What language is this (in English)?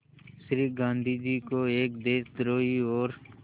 Hindi